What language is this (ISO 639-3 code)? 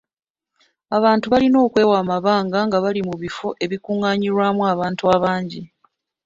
lug